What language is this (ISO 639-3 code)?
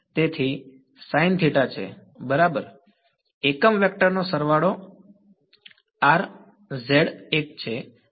guj